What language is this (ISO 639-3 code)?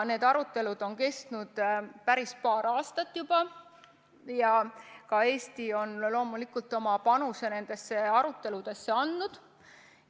est